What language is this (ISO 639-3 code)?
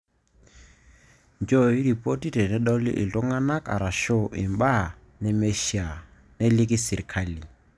mas